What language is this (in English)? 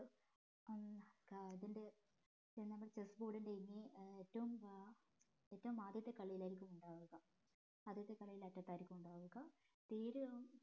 Malayalam